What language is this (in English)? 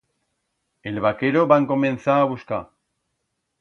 Aragonese